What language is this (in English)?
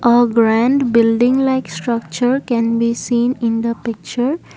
English